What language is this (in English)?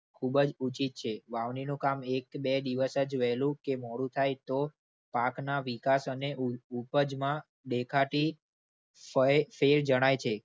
Gujarati